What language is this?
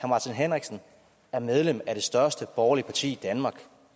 Danish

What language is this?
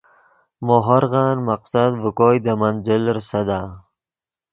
Yidgha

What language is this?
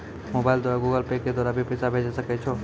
Maithili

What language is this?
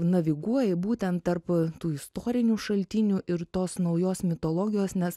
Lithuanian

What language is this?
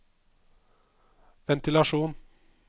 Norwegian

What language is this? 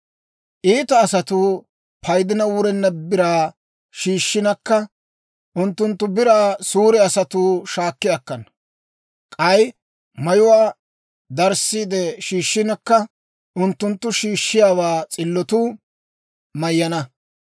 Dawro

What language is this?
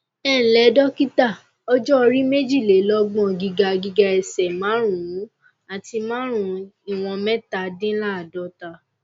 Yoruba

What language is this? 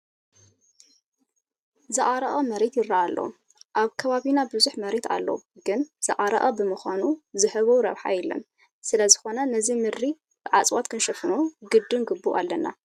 Tigrinya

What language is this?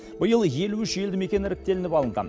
Kazakh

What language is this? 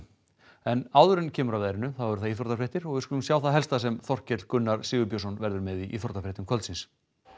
Icelandic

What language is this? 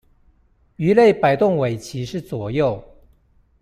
Chinese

